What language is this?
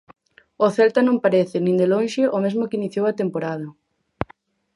Galician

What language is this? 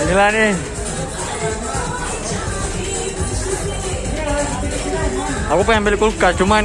Indonesian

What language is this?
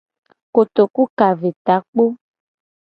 Gen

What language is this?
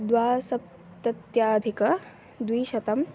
Sanskrit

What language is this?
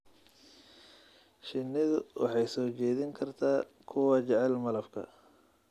Somali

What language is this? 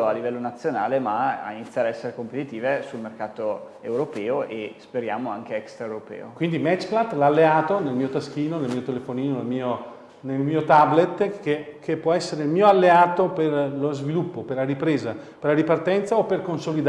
Italian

